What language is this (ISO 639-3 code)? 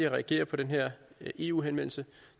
dan